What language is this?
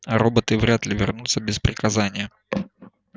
Russian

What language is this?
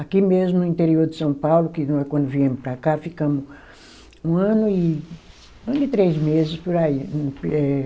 Portuguese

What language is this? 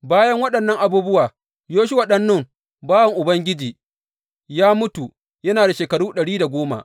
Hausa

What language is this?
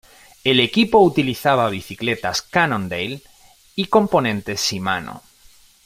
Spanish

